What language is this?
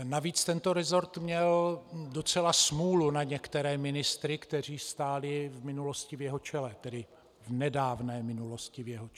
Czech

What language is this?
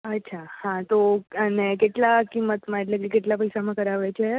Gujarati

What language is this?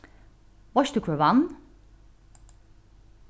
Faroese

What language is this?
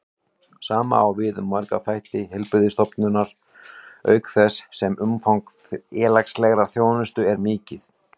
Icelandic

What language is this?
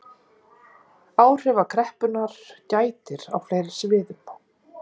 Icelandic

